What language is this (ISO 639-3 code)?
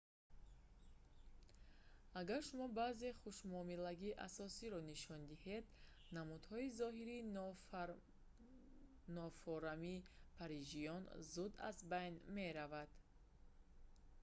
tgk